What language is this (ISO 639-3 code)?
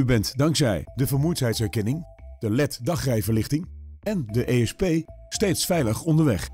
nld